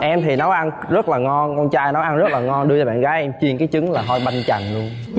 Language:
Vietnamese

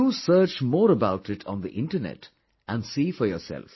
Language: English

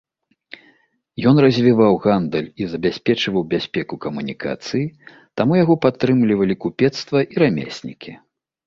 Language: Belarusian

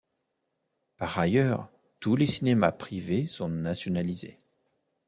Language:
French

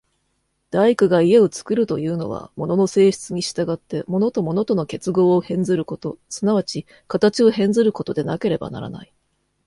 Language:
Japanese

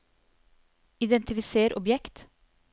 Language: Norwegian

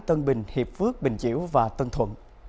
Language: Vietnamese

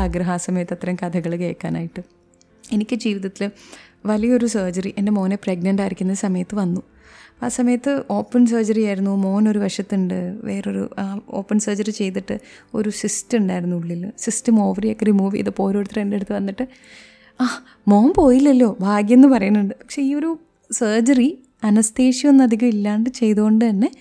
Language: Malayalam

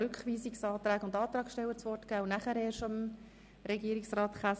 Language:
Swiss German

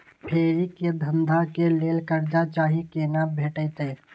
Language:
Maithili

